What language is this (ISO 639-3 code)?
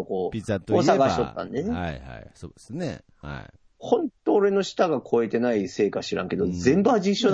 jpn